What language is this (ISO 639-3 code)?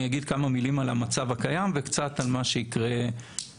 heb